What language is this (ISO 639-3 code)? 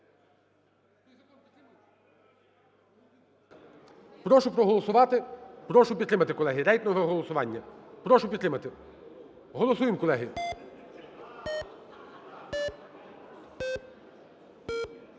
ukr